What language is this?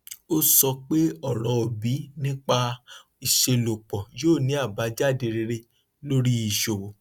Yoruba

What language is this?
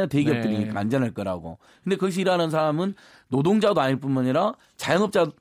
Korean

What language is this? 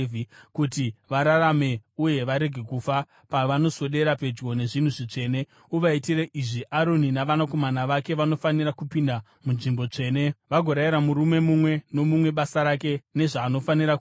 Shona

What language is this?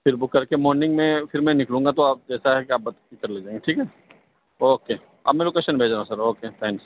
Urdu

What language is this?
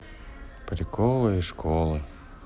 Russian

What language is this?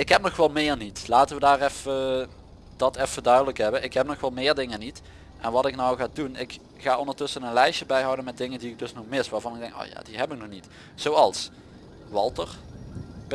Dutch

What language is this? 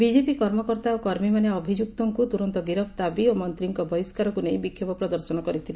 Odia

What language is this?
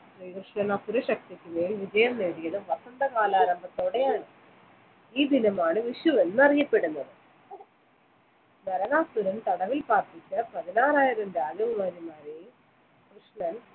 Malayalam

